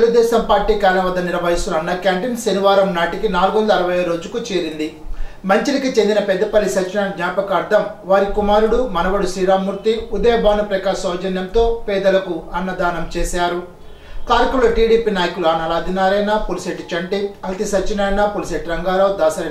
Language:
Telugu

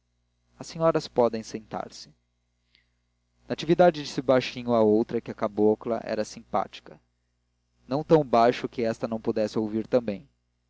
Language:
Portuguese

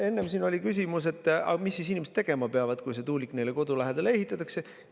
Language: Estonian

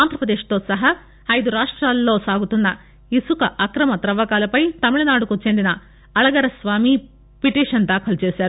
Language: Telugu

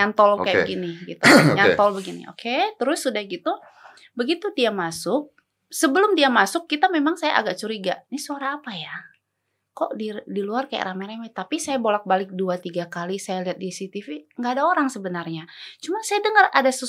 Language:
Indonesian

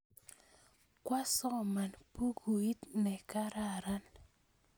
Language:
Kalenjin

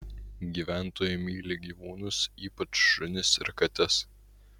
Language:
Lithuanian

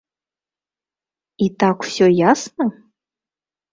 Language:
Belarusian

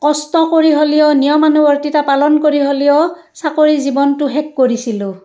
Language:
Assamese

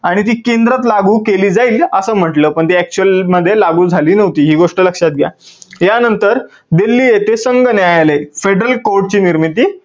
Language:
Marathi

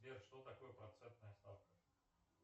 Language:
Russian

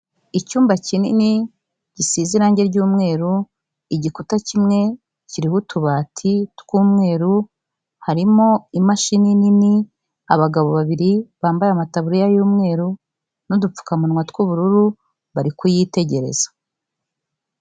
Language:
Kinyarwanda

